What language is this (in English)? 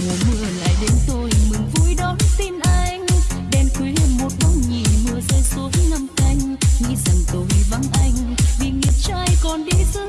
Vietnamese